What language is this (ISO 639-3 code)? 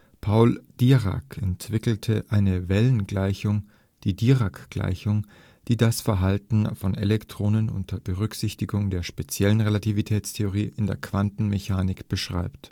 deu